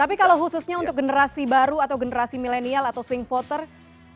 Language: Indonesian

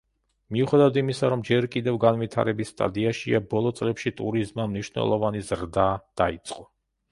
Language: Georgian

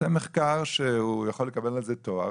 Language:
Hebrew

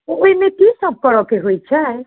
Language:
Maithili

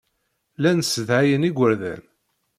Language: Kabyle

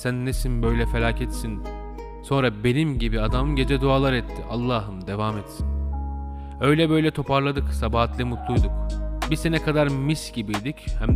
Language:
Turkish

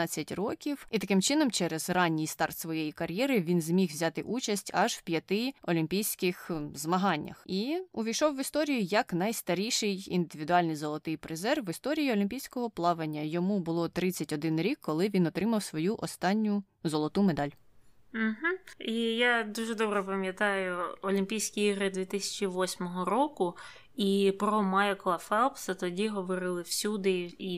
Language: Ukrainian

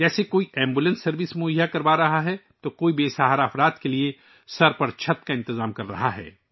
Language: Urdu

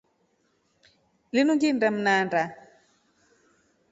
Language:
Rombo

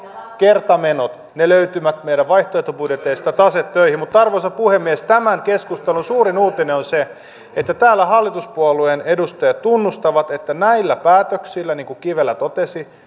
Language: Finnish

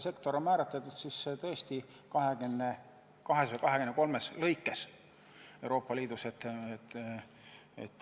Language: Estonian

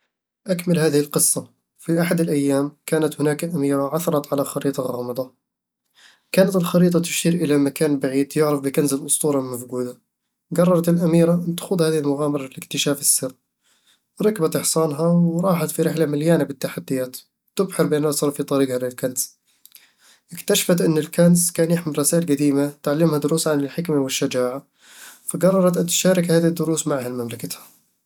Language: Eastern Egyptian Bedawi Arabic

